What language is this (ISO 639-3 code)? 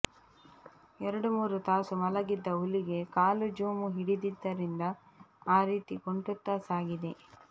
kan